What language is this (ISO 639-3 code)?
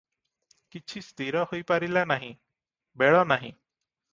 ori